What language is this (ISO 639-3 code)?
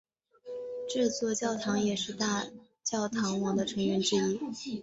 zho